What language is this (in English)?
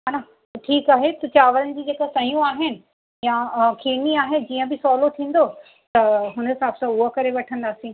Sindhi